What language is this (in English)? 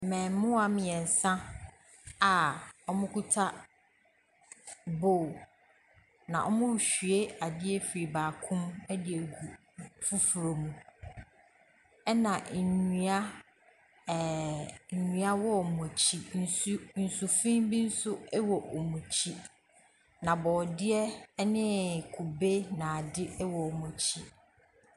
Akan